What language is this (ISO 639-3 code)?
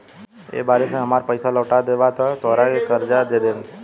bho